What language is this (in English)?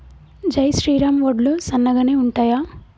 Telugu